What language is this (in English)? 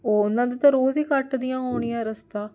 Punjabi